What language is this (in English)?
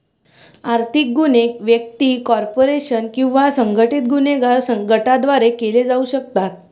Marathi